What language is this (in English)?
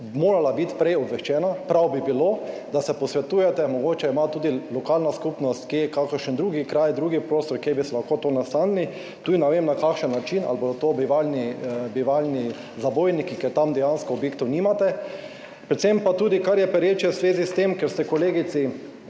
Slovenian